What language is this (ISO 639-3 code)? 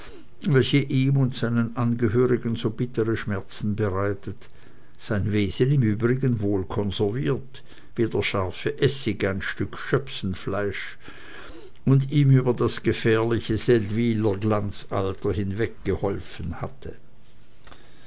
deu